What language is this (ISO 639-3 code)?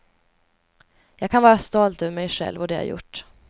swe